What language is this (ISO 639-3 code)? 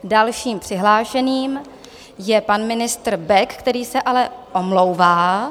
ces